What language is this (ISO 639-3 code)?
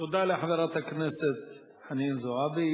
heb